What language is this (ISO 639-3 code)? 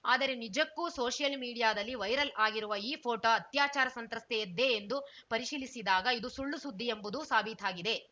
kan